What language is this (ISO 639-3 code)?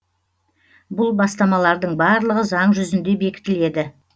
kaz